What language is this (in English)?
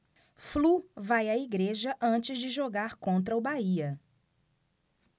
Portuguese